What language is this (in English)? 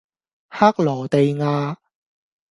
Cantonese